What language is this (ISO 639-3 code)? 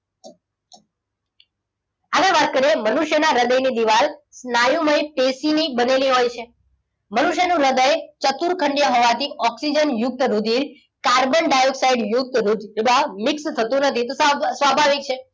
guj